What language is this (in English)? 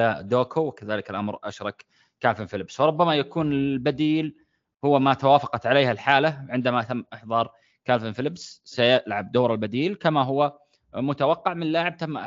Arabic